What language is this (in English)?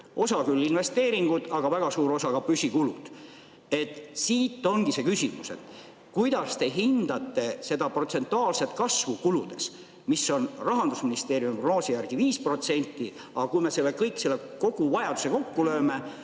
Estonian